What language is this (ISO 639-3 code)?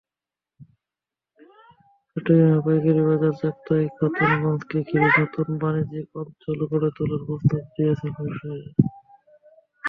ben